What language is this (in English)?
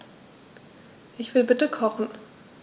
German